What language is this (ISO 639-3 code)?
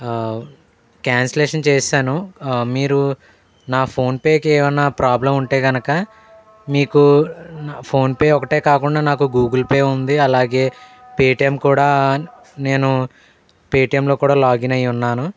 tel